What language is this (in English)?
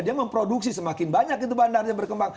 Indonesian